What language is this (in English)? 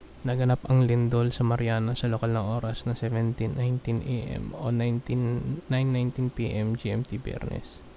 Filipino